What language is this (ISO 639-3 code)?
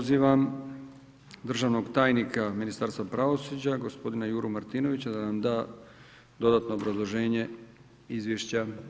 hrv